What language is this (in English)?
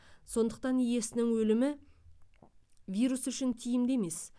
Kazakh